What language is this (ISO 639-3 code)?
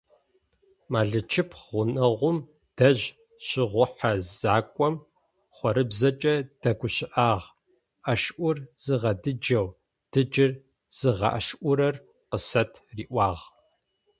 ady